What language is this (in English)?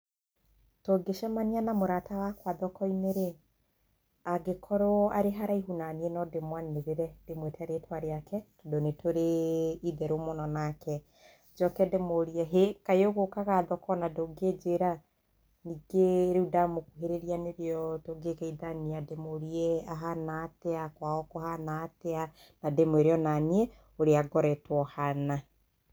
Kikuyu